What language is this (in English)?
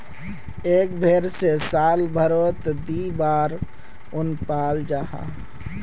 Magahi